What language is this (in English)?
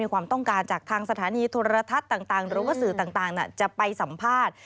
Thai